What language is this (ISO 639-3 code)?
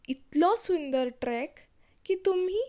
kok